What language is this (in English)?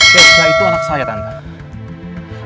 Indonesian